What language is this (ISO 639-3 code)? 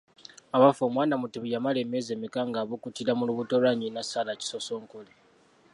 lug